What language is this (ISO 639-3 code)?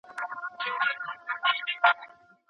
pus